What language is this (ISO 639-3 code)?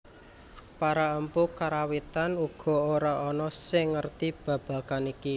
jav